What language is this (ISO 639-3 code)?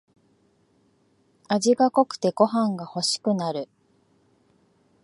jpn